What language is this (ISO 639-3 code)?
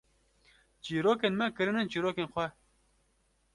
kur